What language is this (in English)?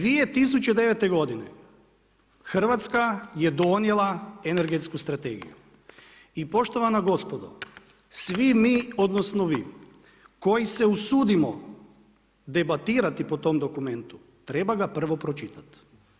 Croatian